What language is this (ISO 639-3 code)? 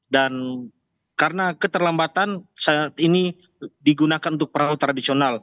ind